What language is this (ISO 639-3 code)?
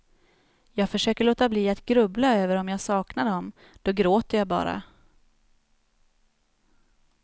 swe